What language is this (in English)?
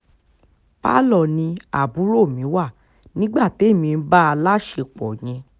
Yoruba